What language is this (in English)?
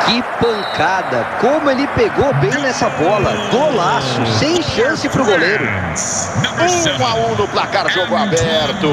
Portuguese